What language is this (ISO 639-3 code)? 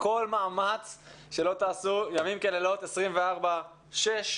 heb